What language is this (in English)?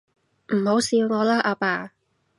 Cantonese